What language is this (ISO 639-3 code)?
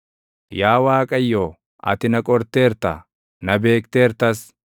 orm